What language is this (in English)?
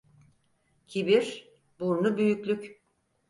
Turkish